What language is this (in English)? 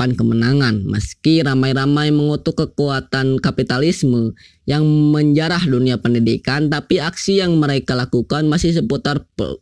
Indonesian